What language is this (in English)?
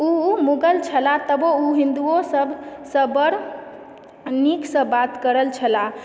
Maithili